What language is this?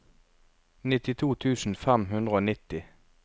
Norwegian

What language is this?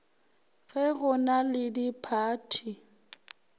Northern Sotho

